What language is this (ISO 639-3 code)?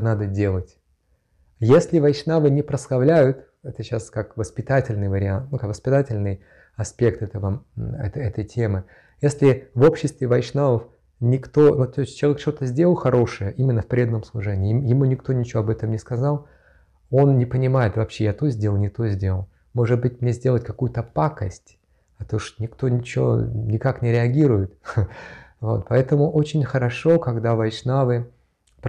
rus